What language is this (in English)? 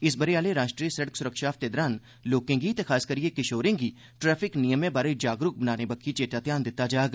Dogri